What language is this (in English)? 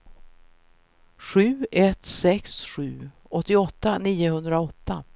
Swedish